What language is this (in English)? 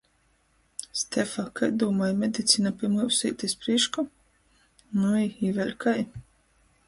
Latgalian